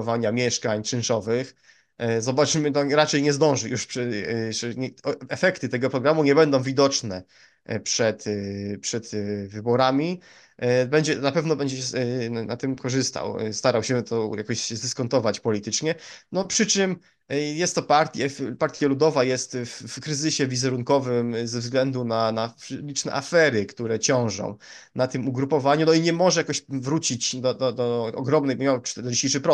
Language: Polish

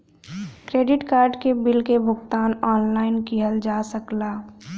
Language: Bhojpuri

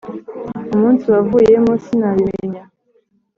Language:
Kinyarwanda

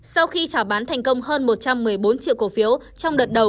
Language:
Vietnamese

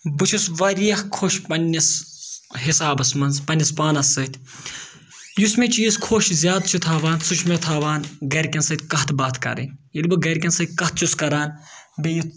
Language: Kashmiri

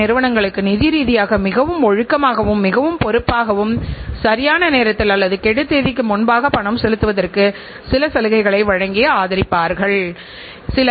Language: Tamil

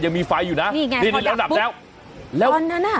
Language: Thai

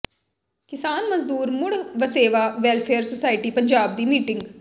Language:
Punjabi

